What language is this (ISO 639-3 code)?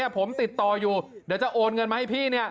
tha